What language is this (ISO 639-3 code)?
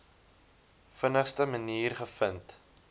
afr